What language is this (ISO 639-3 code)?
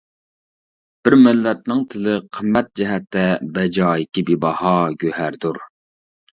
uig